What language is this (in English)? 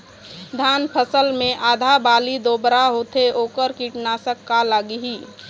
Chhattisgarhi